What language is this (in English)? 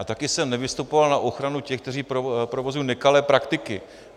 Czech